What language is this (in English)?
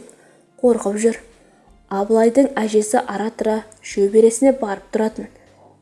Turkish